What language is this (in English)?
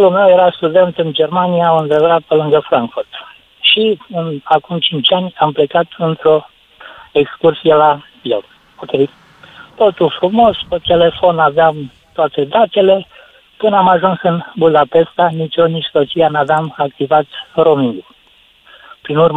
Romanian